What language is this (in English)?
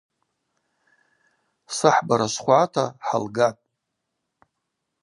Abaza